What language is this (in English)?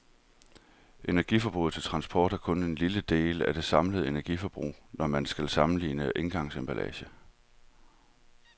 Danish